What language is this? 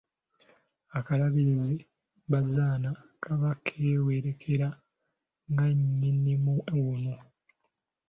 Ganda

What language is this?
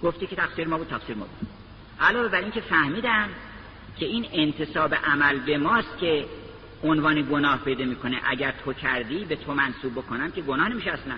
Persian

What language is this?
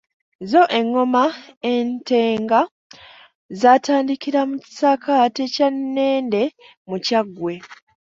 Ganda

